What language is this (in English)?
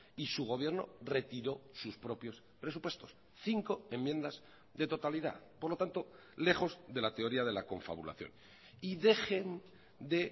Spanish